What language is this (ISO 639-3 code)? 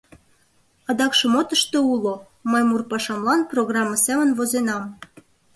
chm